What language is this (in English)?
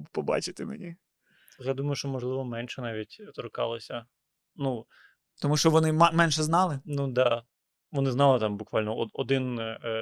Ukrainian